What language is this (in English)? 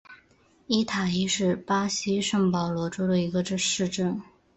Chinese